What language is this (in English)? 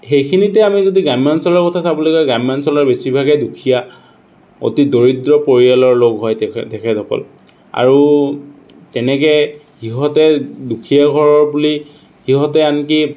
Assamese